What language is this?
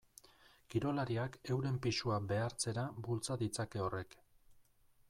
Basque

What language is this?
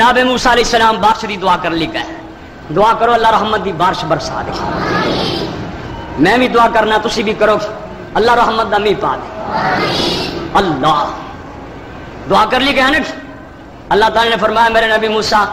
Hindi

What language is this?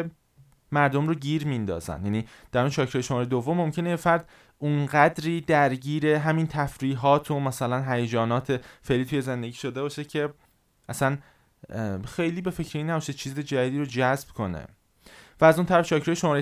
Persian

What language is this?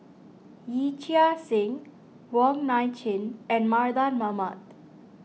English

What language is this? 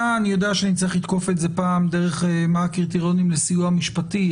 Hebrew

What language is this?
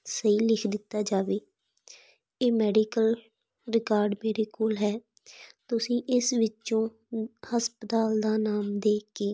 Punjabi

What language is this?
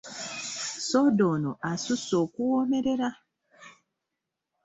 Ganda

